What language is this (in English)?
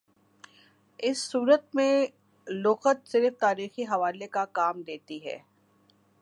Urdu